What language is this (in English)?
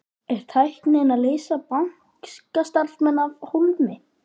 Icelandic